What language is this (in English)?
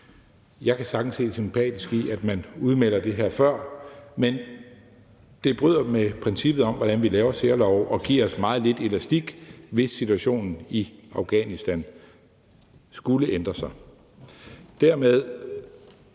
Danish